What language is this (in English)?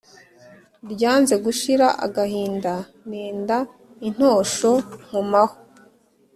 Kinyarwanda